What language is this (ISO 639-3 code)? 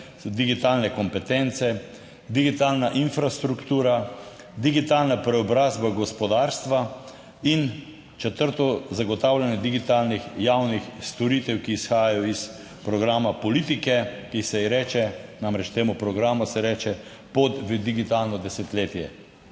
slv